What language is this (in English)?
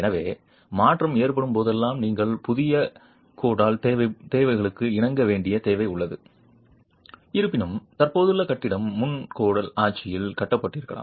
Tamil